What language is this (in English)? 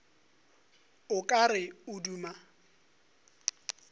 Northern Sotho